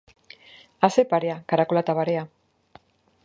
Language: Basque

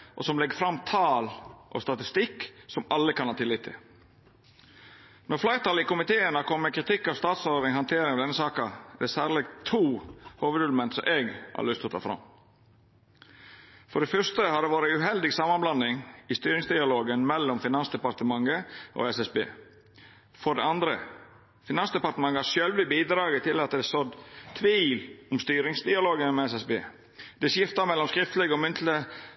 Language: Norwegian Nynorsk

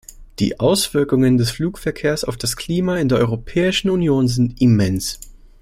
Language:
German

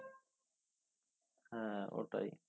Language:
Bangla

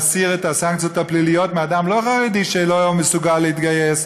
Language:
Hebrew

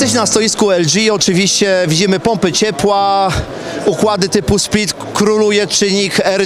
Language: Polish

